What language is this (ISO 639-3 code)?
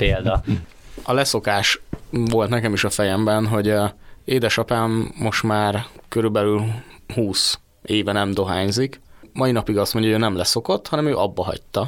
hun